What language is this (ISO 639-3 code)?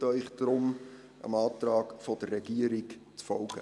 gsw